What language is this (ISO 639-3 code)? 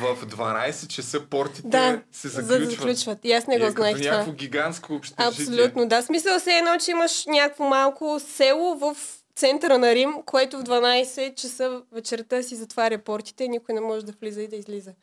bul